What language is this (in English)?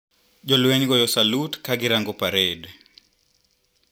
Luo (Kenya and Tanzania)